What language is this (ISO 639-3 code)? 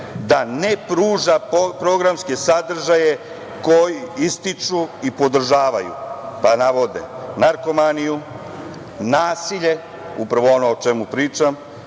srp